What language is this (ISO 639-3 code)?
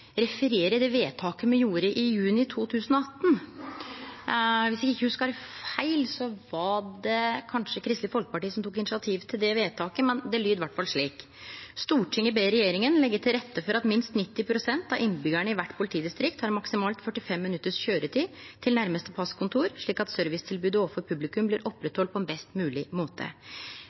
nno